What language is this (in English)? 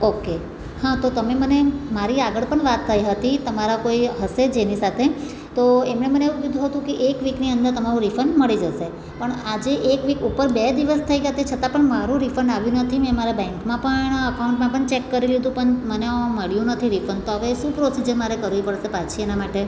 Gujarati